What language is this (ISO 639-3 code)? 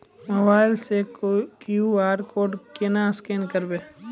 mai